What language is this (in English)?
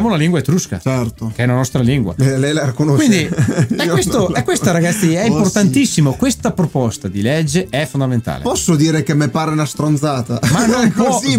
Italian